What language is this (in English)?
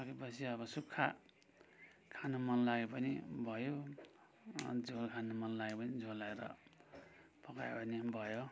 Nepali